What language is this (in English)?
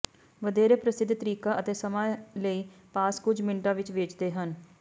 Punjabi